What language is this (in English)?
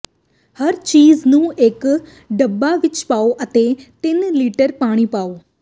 Punjabi